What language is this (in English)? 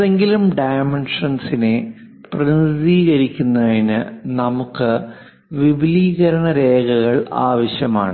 Malayalam